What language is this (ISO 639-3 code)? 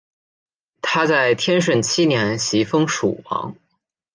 zho